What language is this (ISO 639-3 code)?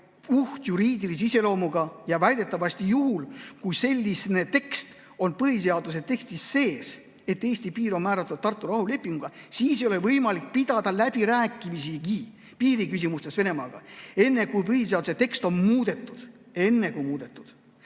est